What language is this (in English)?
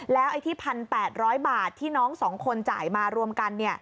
Thai